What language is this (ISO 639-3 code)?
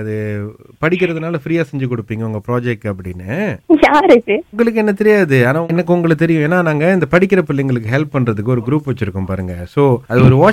tam